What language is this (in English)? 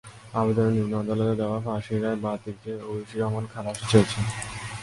Bangla